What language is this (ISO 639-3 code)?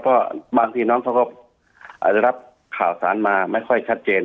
tha